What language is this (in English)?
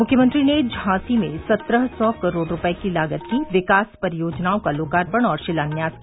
Hindi